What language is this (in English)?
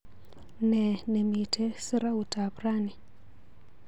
Kalenjin